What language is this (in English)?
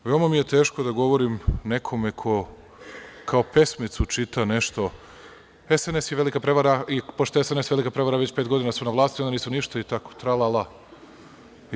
Serbian